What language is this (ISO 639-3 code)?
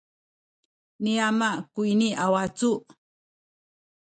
szy